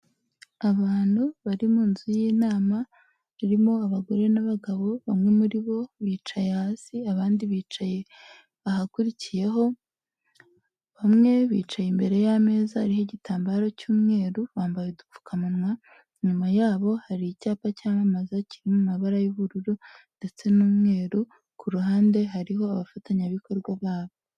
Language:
Kinyarwanda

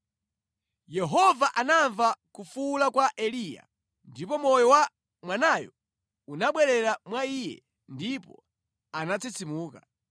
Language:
Nyanja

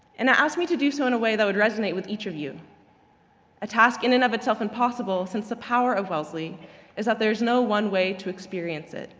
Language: English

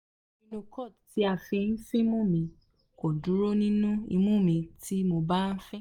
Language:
Yoruba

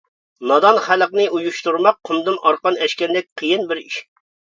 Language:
Uyghur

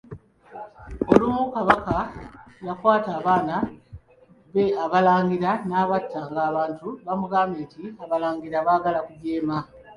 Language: Ganda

